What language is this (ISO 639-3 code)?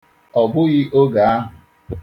ibo